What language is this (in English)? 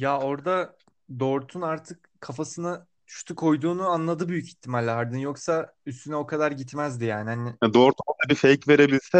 Turkish